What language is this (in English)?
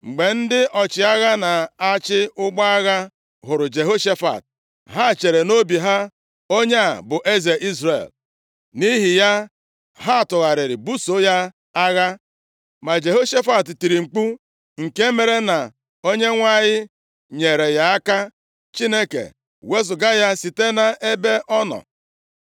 Igbo